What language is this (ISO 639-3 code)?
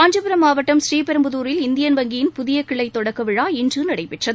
tam